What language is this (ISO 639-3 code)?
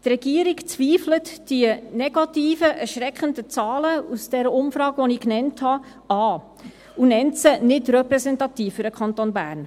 gsw